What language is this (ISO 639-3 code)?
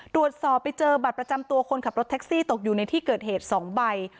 tha